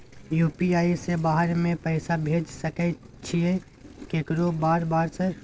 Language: Maithili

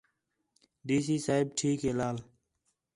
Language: Khetrani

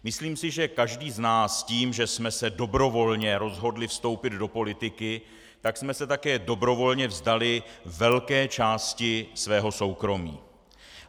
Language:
Czech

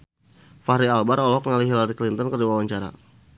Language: Sundanese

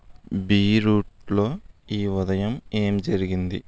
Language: Telugu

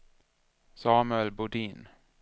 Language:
Swedish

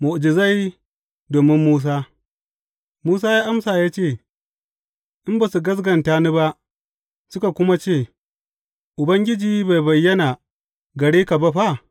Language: Hausa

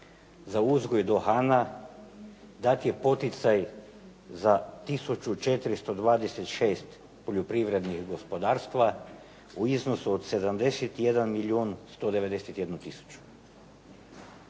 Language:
Croatian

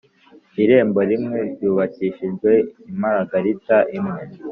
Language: Kinyarwanda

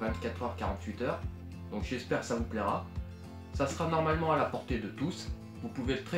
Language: French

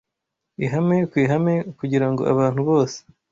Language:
Kinyarwanda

